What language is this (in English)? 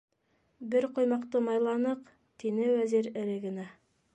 Bashkir